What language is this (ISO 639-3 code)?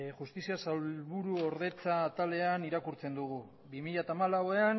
eus